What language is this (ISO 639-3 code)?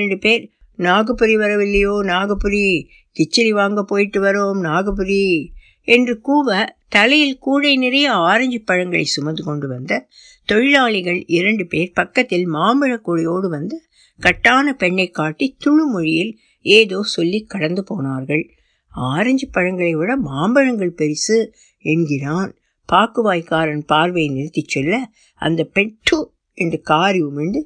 tam